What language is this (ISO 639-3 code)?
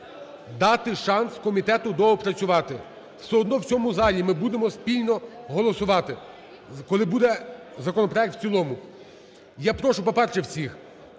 ukr